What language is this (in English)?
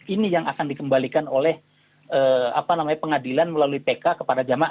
Indonesian